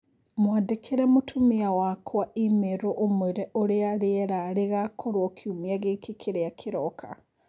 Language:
Kikuyu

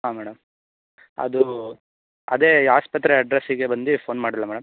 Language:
Kannada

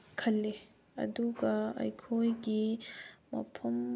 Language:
Manipuri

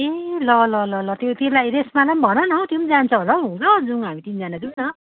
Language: Nepali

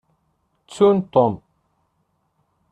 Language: Kabyle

